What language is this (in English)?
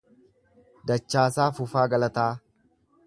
Oromo